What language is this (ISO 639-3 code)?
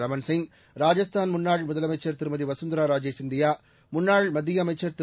tam